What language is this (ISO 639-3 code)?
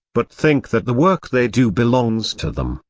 eng